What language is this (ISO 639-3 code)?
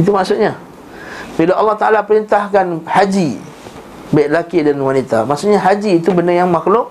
msa